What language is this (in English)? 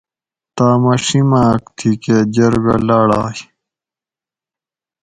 Gawri